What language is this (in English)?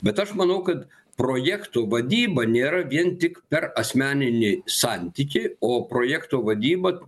Lithuanian